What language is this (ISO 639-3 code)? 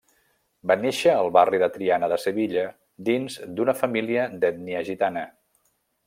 cat